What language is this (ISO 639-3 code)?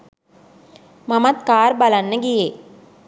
sin